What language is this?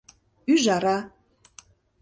Mari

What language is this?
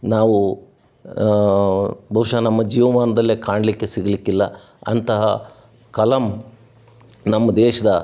Kannada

